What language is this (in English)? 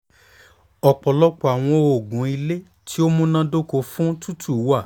Yoruba